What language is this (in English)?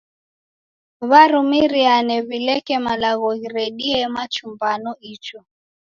Taita